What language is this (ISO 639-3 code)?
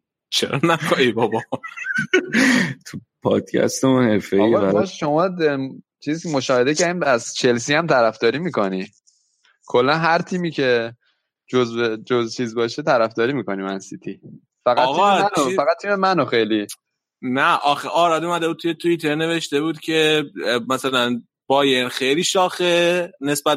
fas